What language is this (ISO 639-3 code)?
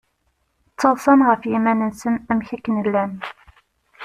kab